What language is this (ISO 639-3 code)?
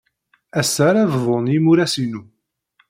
kab